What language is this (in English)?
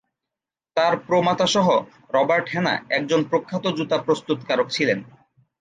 Bangla